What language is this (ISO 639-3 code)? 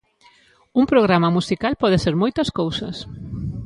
glg